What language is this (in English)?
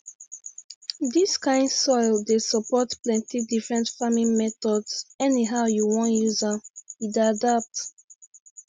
Nigerian Pidgin